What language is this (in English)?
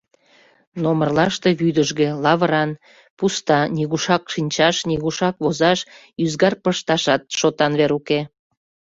Mari